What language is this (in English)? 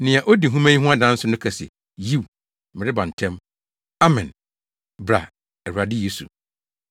Akan